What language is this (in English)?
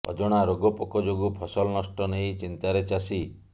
Odia